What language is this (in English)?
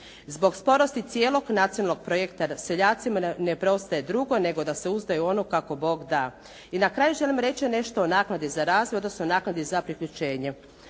Croatian